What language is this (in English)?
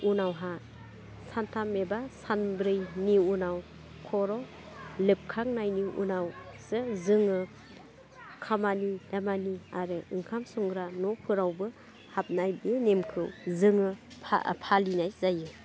Bodo